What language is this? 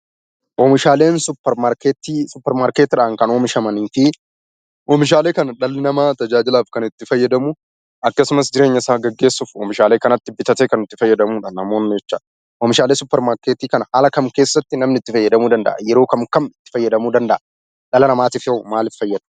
Oromo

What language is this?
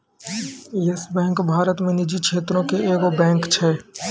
Maithili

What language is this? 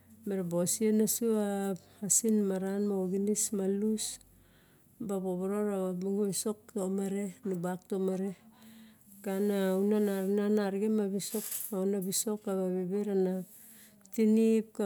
Barok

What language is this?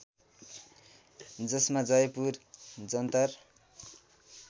Nepali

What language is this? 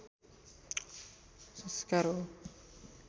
Nepali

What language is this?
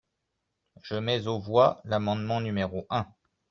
French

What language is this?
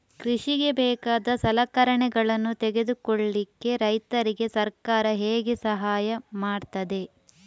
Kannada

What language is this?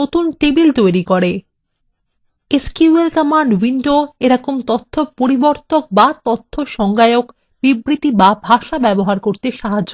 Bangla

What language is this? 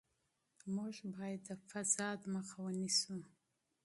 Pashto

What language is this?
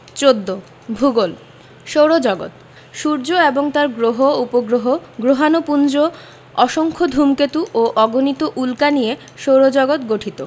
Bangla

